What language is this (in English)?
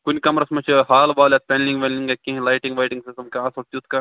Kashmiri